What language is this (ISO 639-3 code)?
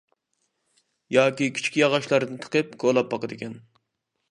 uig